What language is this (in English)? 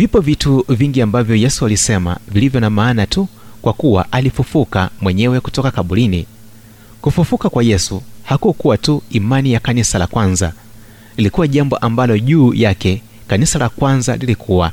Swahili